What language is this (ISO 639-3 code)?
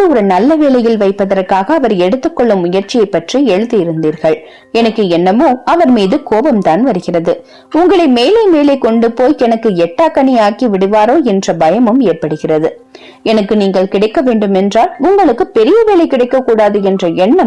tam